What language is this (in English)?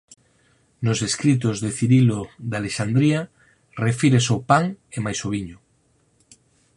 Galician